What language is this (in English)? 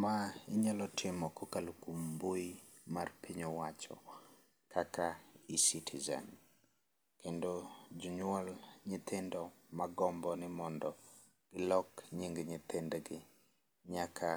Luo (Kenya and Tanzania)